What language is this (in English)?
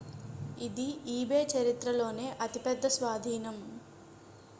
Telugu